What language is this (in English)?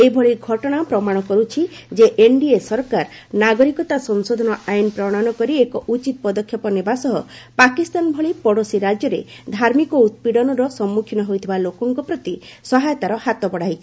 Odia